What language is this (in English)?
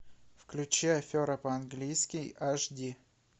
Russian